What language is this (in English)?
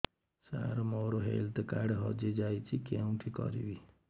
Odia